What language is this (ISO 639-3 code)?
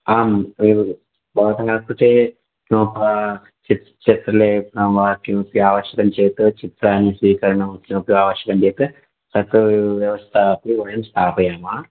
san